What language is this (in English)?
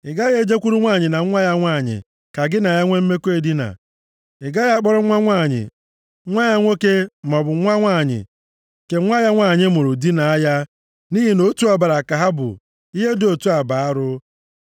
Igbo